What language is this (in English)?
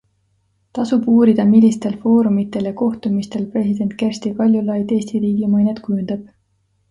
Estonian